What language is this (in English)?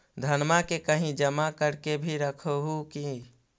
Magahi